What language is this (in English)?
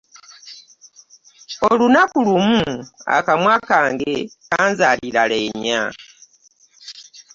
Ganda